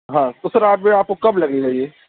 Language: Urdu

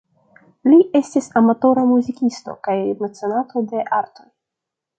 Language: Esperanto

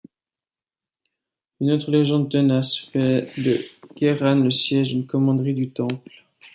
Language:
French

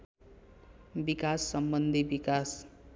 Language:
Nepali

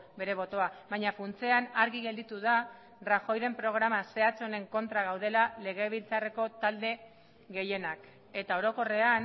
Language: Basque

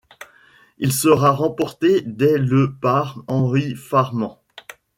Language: French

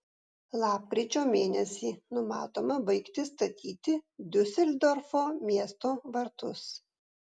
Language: Lithuanian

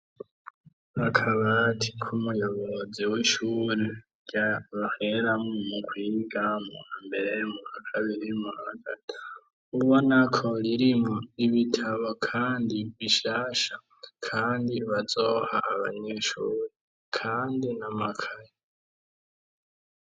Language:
Rundi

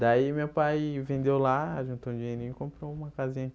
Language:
Portuguese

